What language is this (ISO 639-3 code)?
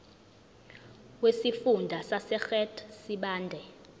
zul